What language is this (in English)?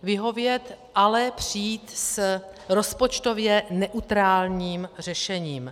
Czech